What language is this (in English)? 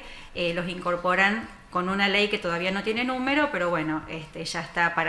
Spanish